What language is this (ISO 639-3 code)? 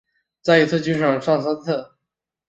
zho